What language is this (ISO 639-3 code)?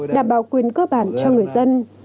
vie